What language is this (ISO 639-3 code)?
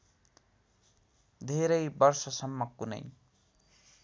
nep